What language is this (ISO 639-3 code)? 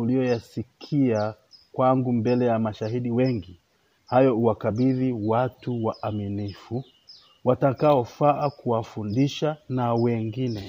swa